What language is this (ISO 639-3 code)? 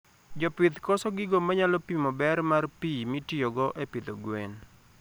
luo